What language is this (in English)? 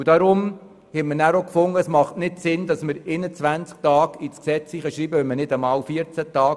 Swiss German